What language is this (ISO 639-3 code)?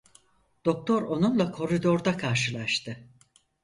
tur